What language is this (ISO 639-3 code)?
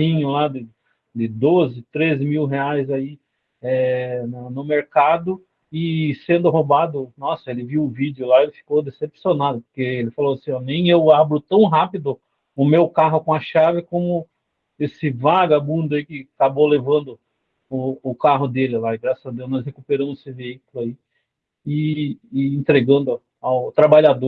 por